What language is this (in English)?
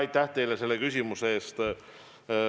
Estonian